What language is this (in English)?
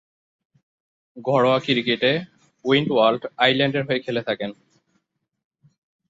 Bangla